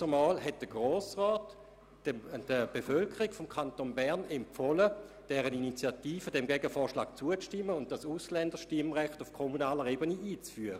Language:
Swiss German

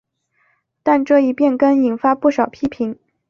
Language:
Chinese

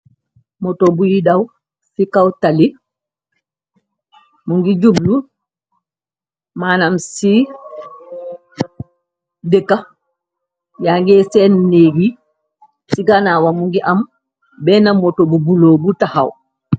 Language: Wolof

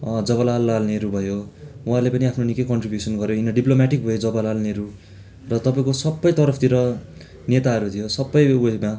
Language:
Nepali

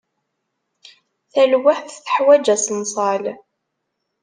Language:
Kabyle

